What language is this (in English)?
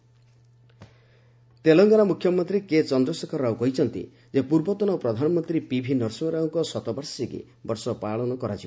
Odia